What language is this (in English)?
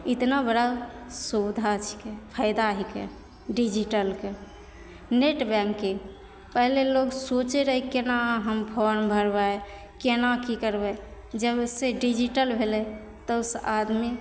Maithili